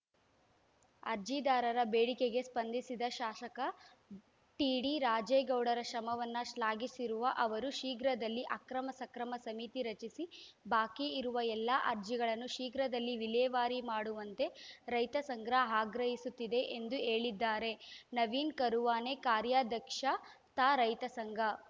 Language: Kannada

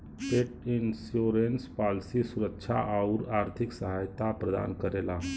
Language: Bhojpuri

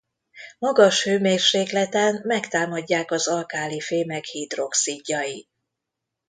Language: Hungarian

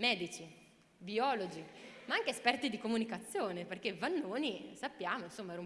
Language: Italian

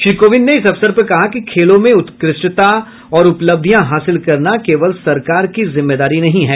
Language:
Hindi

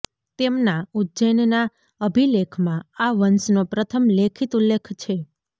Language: Gujarati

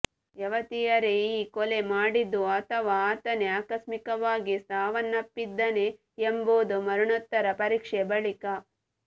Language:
Kannada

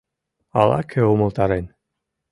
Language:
Mari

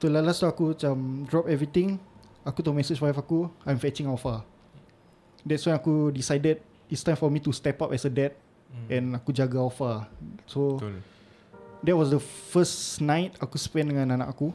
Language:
Malay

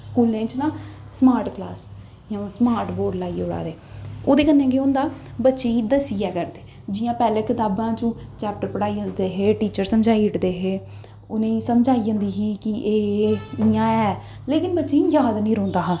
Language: Dogri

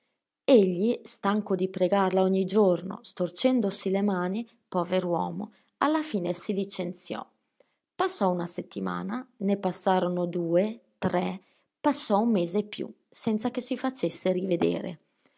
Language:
Italian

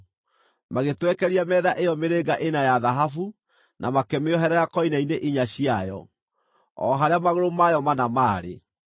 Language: Kikuyu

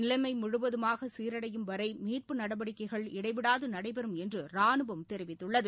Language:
Tamil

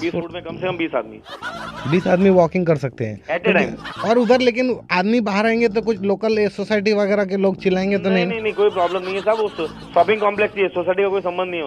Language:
Hindi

